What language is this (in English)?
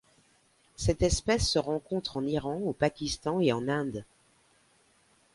French